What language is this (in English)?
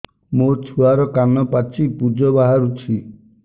Odia